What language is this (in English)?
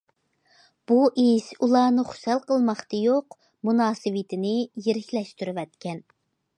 Uyghur